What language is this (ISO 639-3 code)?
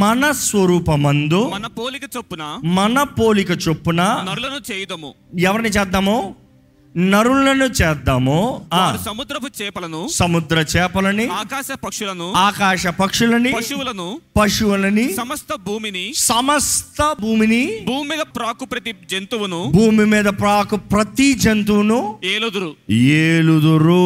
tel